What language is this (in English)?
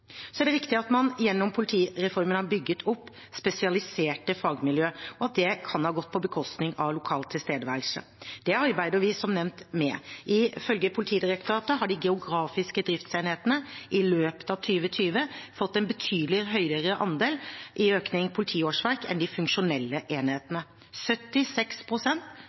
Norwegian Bokmål